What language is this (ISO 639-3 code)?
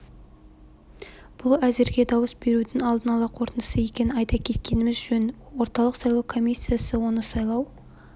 kaz